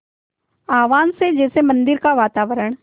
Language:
Hindi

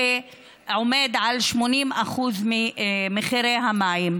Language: Hebrew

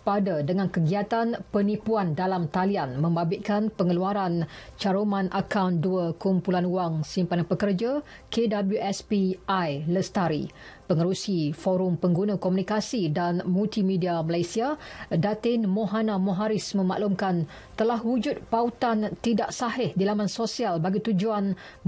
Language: Malay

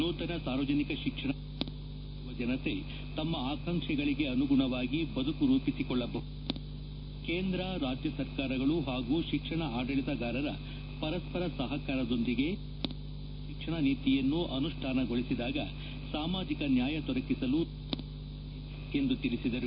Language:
Kannada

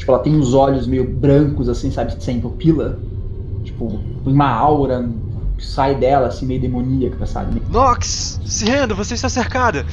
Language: Portuguese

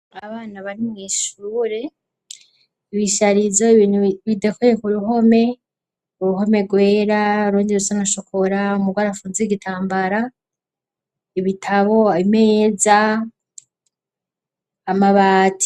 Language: Rundi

